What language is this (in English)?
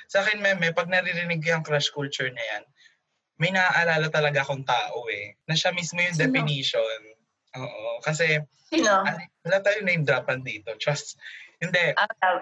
Filipino